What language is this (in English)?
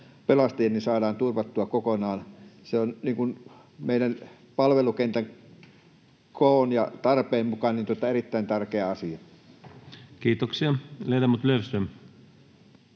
Finnish